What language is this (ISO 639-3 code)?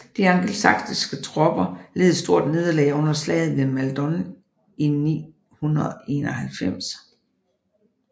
dan